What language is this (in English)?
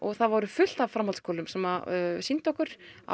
Icelandic